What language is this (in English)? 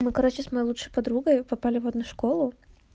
Russian